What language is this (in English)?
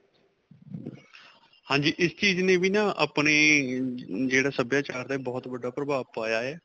Punjabi